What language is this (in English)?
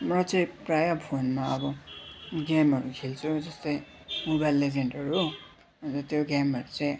Nepali